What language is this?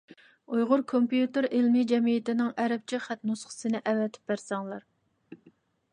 Uyghur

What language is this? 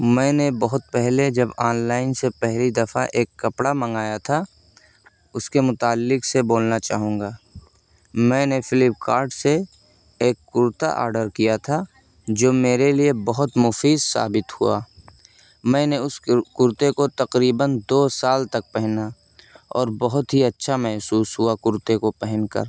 Urdu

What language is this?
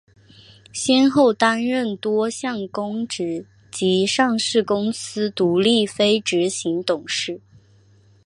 Chinese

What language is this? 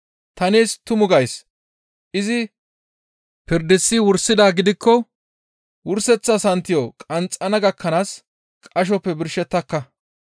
Gamo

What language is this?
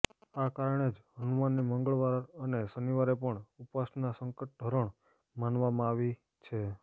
Gujarati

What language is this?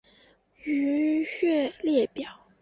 Chinese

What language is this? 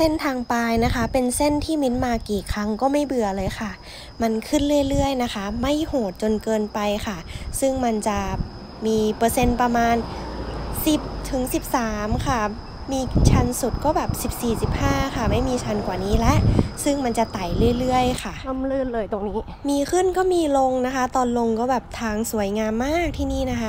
Thai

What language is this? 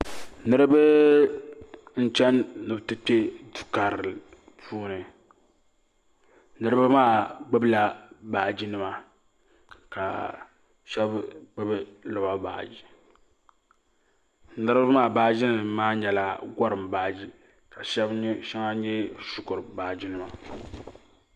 Dagbani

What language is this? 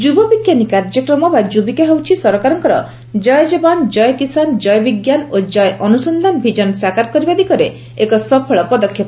Odia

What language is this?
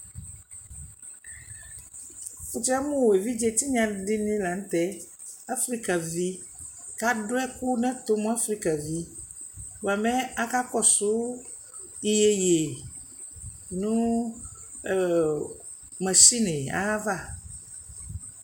Ikposo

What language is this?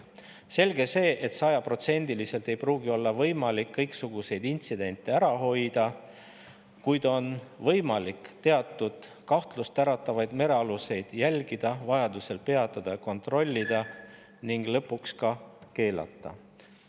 Estonian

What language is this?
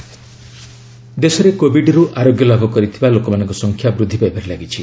Odia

